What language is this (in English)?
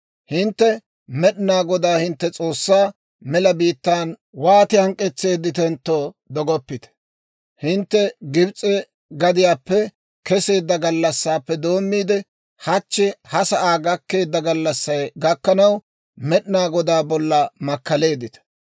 Dawro